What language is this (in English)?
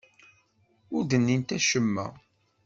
Kabyle